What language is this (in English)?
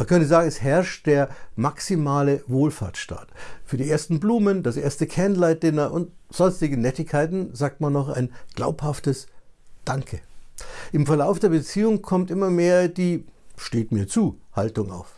German